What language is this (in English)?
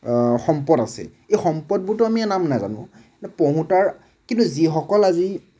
Assamese